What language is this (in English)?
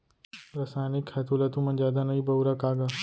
Chhattisgarhi